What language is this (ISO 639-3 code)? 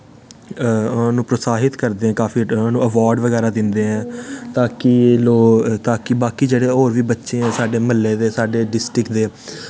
doi